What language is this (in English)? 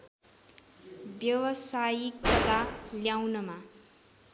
Nepali